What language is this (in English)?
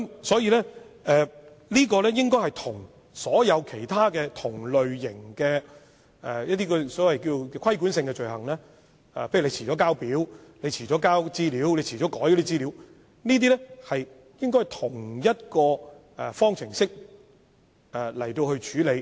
Cantonese